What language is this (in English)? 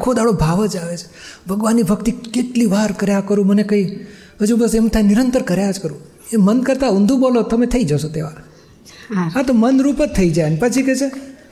Gujarati